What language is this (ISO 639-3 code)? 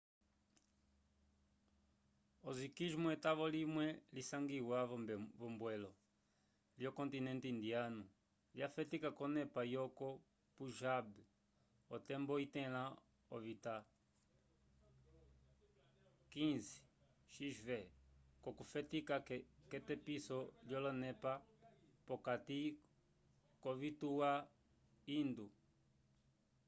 umb